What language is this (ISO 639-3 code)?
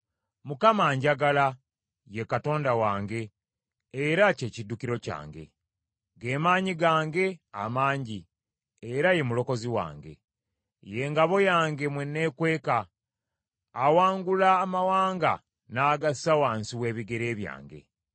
lug